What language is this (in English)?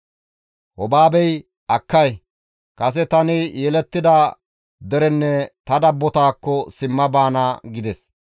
Gamo